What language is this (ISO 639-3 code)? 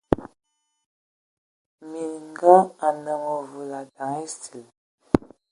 ewo